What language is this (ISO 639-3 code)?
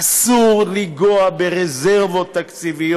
heb